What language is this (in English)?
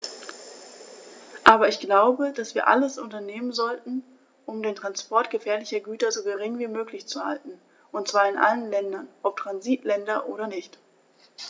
German